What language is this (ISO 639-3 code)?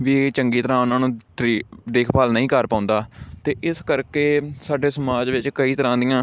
pan